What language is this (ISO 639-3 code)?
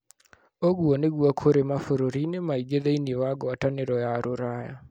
kik